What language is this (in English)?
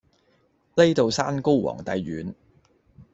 Cantonese